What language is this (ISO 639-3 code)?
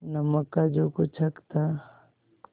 hin